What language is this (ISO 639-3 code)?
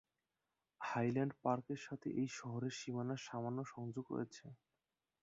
ben